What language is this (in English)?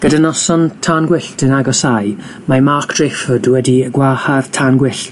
Welsh